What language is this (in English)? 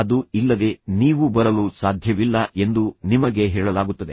Kannada